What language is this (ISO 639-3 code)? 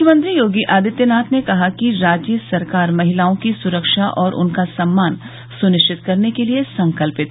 hin